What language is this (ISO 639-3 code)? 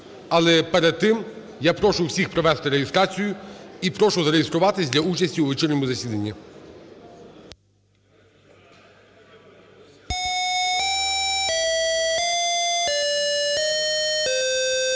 ukr